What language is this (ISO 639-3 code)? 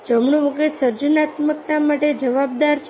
guj